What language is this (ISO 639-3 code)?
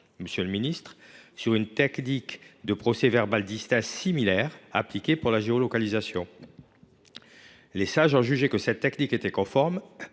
fra